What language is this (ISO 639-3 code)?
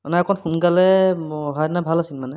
asm